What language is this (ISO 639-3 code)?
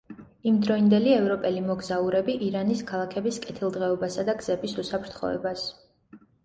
kat